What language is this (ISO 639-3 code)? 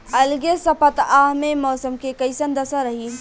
bho